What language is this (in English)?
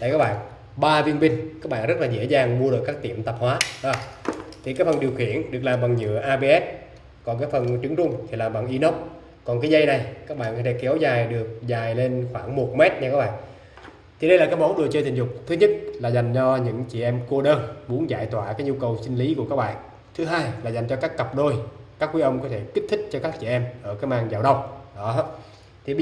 Vietnamese